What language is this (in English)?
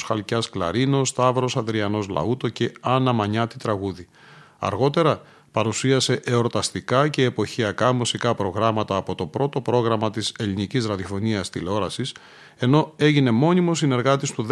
Greek